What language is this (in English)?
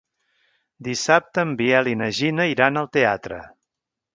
Catalan